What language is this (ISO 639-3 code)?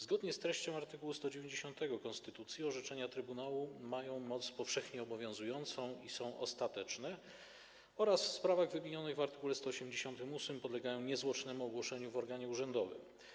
pol